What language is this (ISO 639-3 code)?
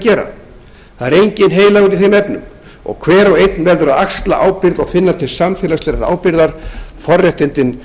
isl